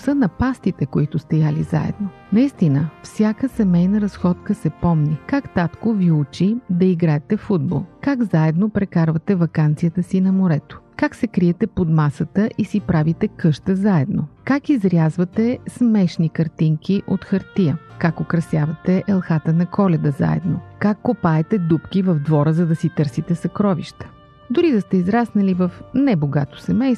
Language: Bulgarian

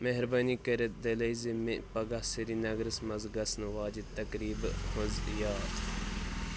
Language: Kashmiri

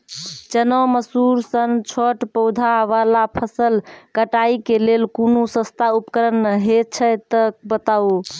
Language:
Maithili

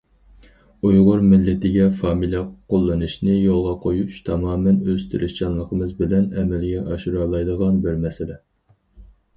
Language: Uyghur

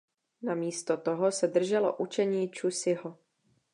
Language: Czech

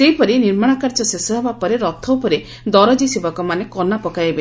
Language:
Odia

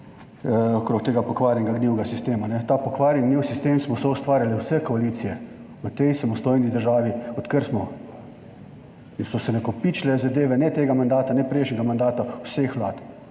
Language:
Slovenian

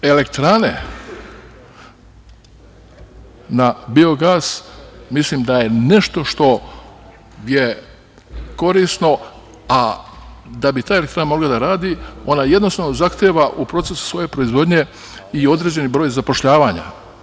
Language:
Serbian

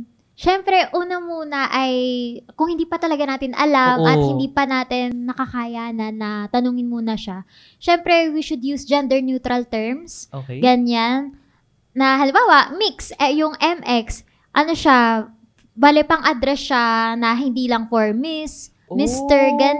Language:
Filipino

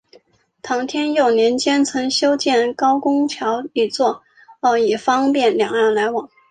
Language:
Chinese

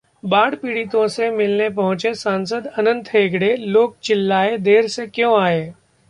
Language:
Hindi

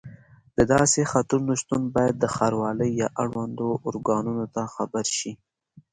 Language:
Pashto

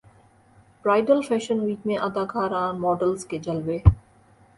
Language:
Urdu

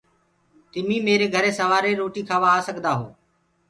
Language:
Gurgula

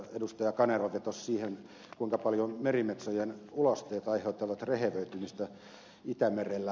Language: Finnish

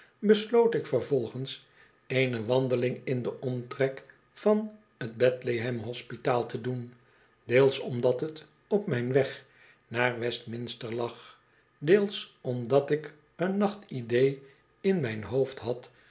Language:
Dutch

